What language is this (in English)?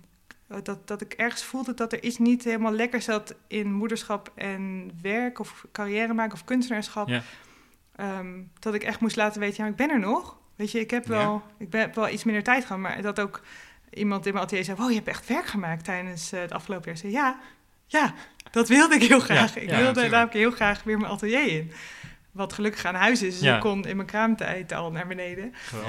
Dutch